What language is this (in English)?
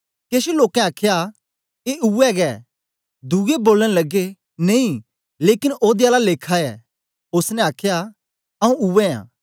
Dogri